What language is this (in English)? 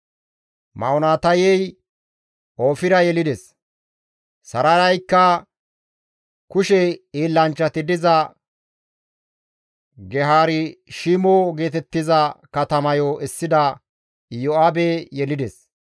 Gamo